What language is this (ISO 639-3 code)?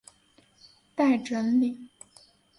zho